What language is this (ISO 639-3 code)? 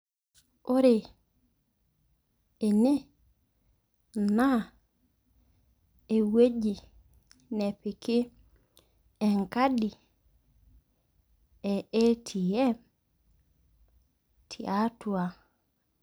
mas